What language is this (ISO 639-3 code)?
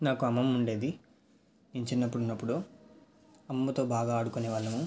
tel